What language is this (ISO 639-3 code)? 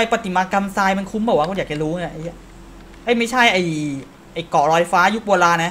tha